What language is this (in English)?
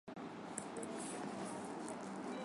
Swahili